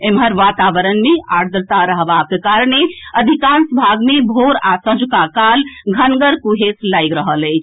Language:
Maithili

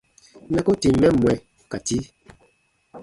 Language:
Baatonum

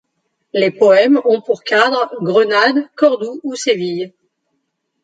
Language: French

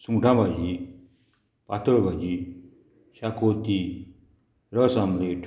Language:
Konkani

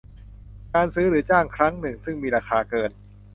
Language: Thai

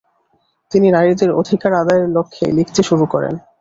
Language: Bangla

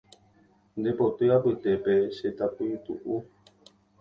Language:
Guarani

